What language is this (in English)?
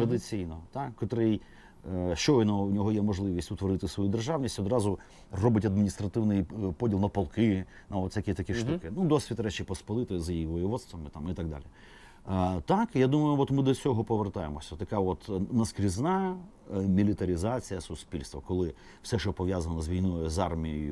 Ukrainian